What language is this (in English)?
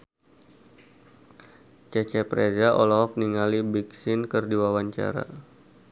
Sundanese